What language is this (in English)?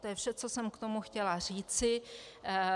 Czech